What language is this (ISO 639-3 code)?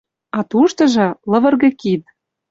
chm